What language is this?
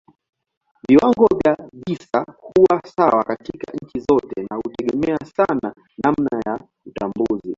Swahili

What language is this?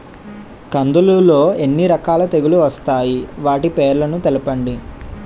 Telugu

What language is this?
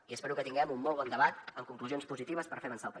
Catalan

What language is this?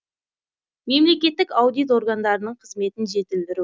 Kazakh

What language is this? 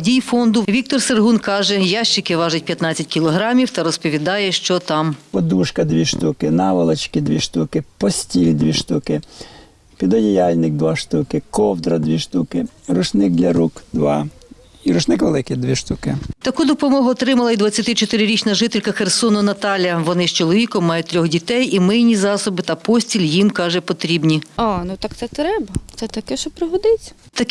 Ukrainian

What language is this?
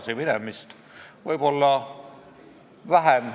Estonian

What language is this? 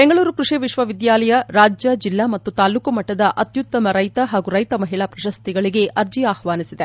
Kannada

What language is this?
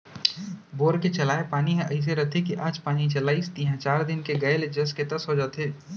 Chhattisgarhi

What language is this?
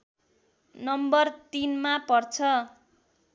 Nepali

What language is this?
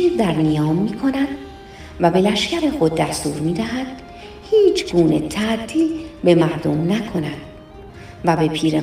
Persian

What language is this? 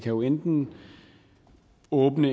Danish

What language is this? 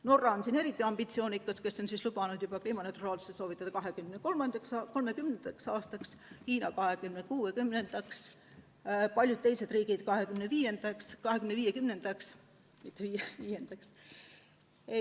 Estonian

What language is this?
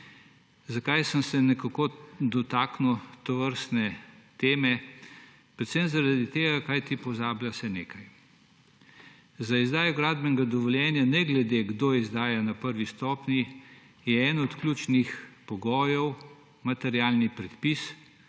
Slovenian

